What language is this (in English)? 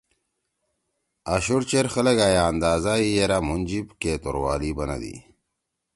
Torwali